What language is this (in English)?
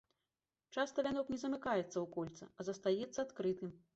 Belarusian